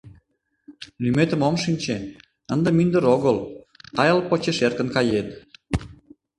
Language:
Mari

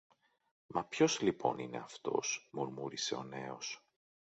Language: Greek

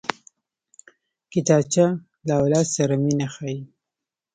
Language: Pashto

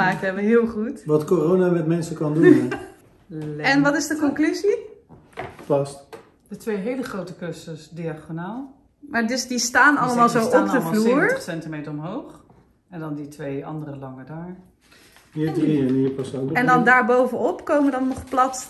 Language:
Dutch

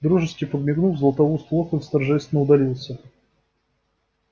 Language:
Russian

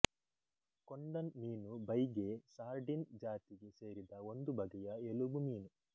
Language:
Kannada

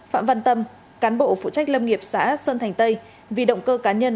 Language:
Vietnamese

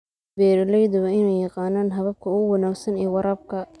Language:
Somali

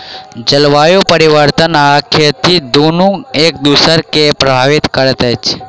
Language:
Maithili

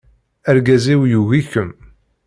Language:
Kabyle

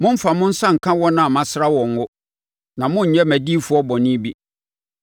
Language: Akan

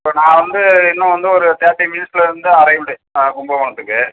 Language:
Tamil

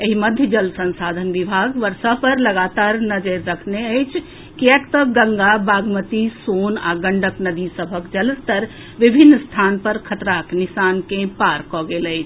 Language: Maithili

